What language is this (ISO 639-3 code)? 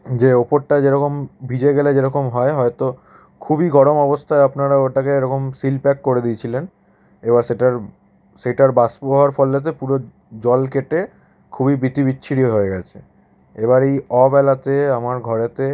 ben